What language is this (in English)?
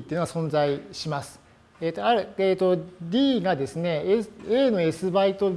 Japanese